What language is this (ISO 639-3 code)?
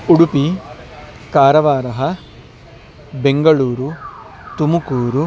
san